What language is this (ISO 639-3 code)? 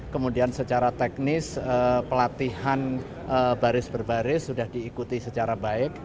ind